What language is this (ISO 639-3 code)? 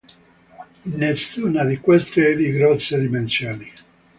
ita